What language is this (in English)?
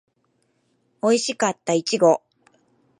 Japanese